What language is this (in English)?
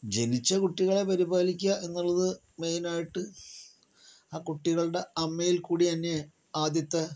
Malayalam